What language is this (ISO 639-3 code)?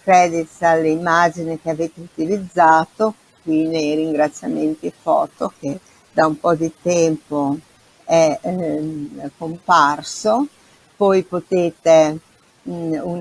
ita